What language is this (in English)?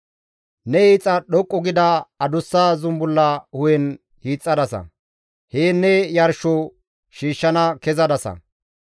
Gamo